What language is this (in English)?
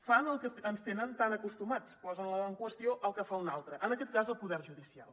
Catalan